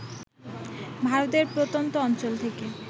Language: Bangla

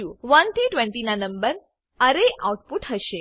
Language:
Gujarati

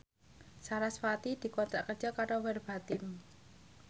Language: Javanese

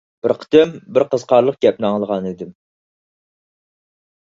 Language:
Uyghur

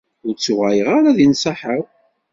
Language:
Kabyle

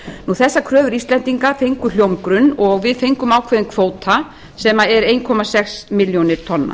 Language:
Icelandic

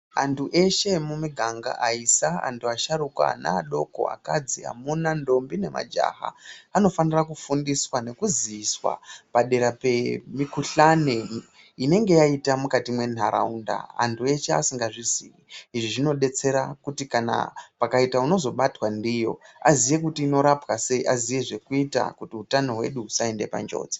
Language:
Ndau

